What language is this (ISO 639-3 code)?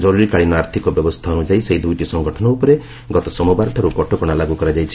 ori